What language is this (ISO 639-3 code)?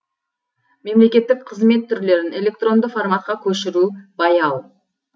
kaz